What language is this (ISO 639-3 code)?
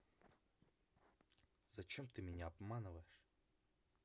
rus